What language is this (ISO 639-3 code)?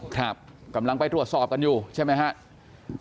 tha